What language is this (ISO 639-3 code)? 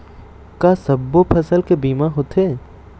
hne